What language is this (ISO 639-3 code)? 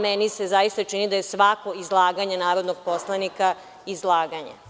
srp